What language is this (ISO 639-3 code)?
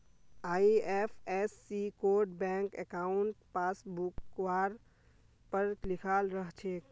mag